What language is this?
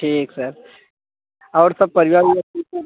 Hindi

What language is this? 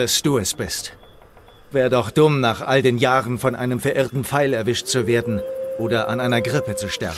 German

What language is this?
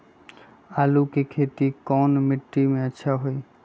Magahi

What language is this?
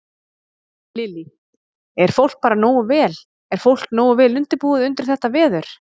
Icelandic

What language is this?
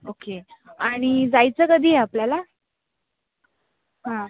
Marathi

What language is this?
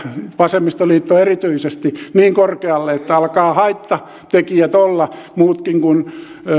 Finnish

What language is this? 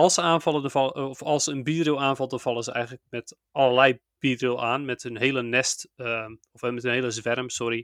Dutch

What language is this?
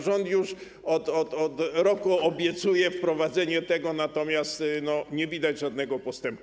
Polish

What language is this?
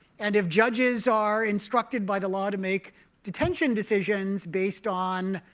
English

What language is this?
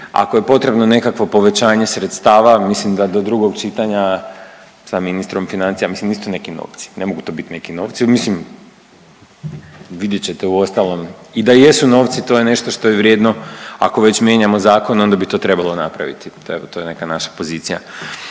Croatian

